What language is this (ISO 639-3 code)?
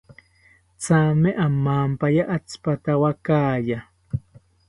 cpy